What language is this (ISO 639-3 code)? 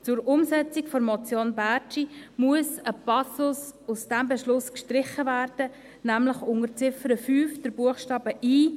gsw